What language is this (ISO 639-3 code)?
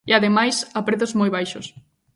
glg